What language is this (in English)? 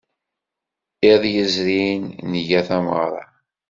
Kabyle